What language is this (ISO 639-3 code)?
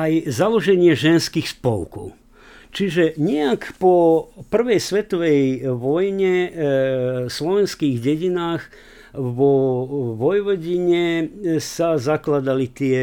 slk